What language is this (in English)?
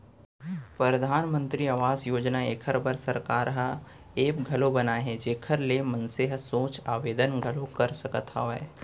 Chhattisgarhi